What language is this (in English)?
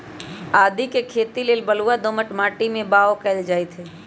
Magahi